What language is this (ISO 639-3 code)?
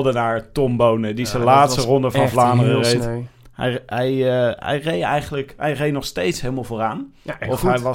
nld